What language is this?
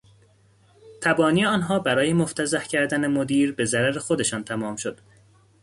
Persian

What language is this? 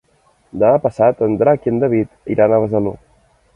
Catalan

